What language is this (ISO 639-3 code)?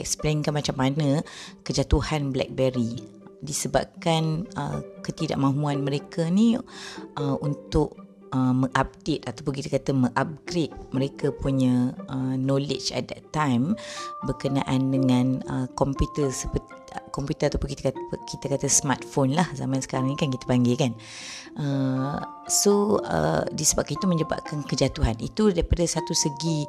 msa